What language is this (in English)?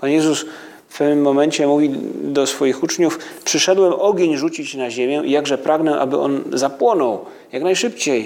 Polish